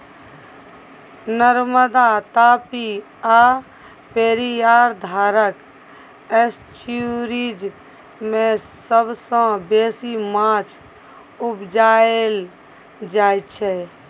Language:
Maithili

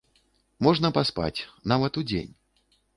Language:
Belarusian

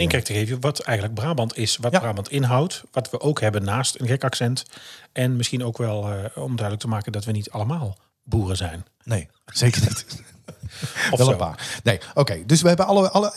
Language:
Dutch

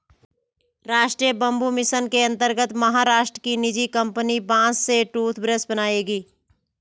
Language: Hindi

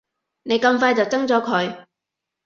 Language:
Cantonese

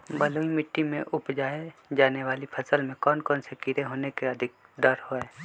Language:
Magahi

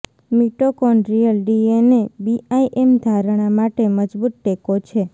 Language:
Gujarati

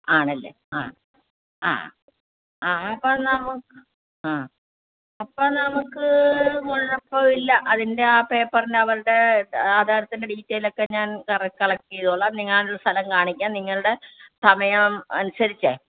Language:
Malayalam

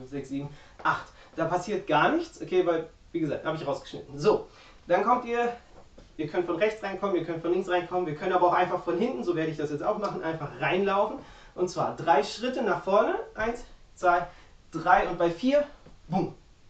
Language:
German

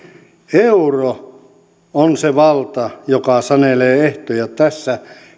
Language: Finnish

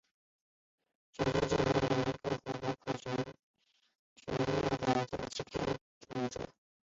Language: Chinese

